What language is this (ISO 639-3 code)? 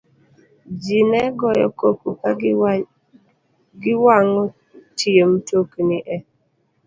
luo